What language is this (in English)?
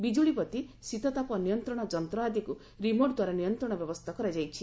Odia